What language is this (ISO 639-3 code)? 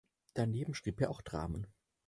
deu